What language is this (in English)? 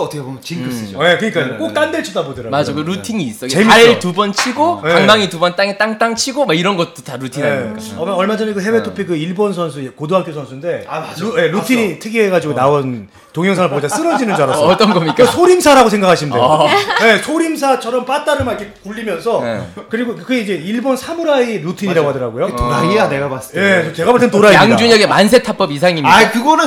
Korean